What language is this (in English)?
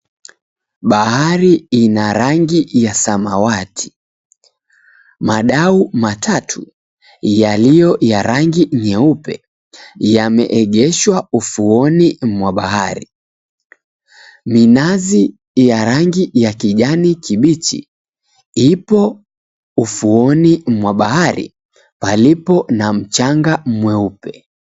Swahili